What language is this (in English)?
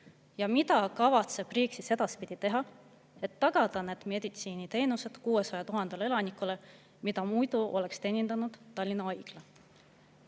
Estonian